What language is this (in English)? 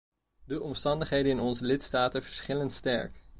Dutch